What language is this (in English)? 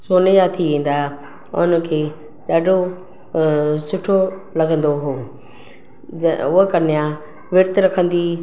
Sindhi